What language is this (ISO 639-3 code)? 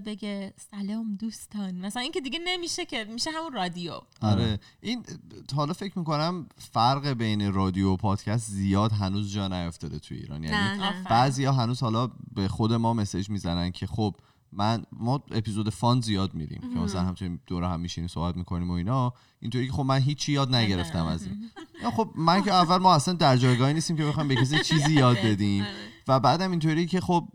fas